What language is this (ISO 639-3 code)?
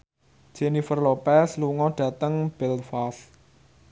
jav